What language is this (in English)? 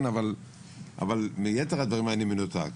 Hebrew